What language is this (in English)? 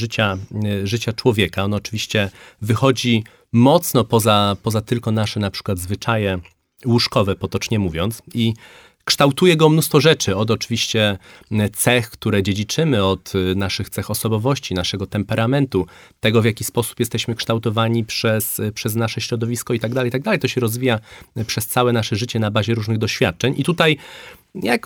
Polish